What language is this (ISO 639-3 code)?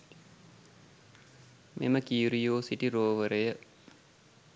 sin